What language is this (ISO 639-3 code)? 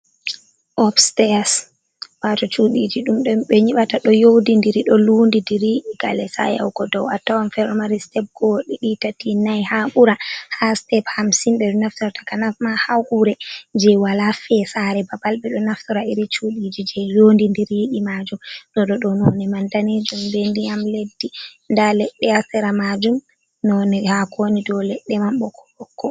ful